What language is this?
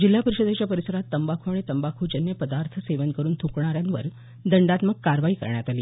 Marathi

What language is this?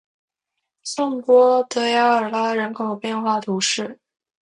Chinese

